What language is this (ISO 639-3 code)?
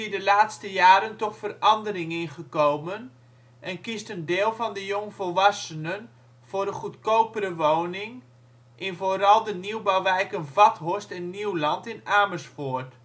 nld